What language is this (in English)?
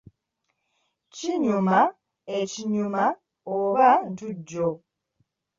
Ganda